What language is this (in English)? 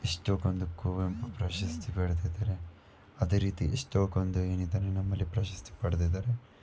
Kannada